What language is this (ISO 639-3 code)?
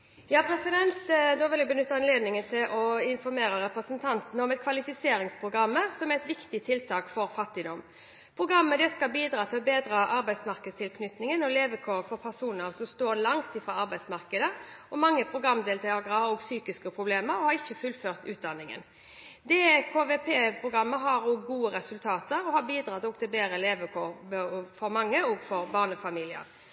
nob